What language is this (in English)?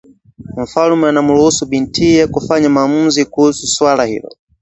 Swahili